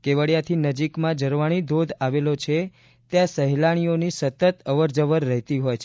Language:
Gujarati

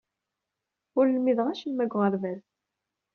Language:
Kabyle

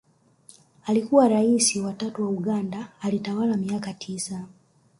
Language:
Swahili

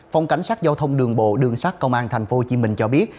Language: Vietnamese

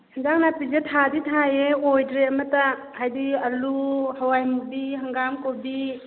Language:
Manipuri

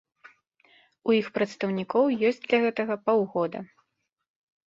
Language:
Belarusian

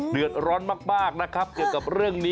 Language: Thai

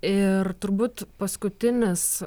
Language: Lithuanian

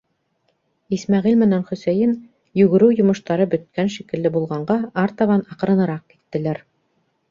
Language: Bashkir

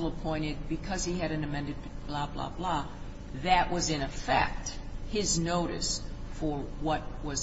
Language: English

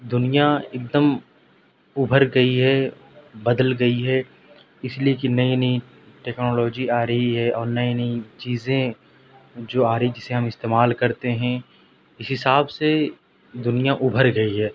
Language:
Urdu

